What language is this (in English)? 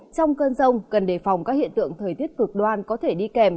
Vietnamese